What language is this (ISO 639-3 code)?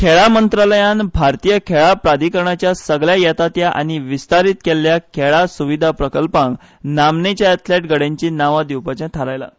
kok